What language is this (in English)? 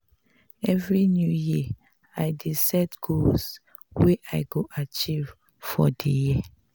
Nigerian Pidgin